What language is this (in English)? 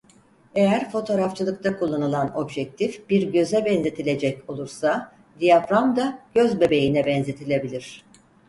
Turkish